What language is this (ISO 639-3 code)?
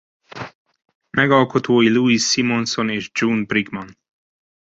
hun